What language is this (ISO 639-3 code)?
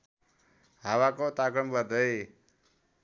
nep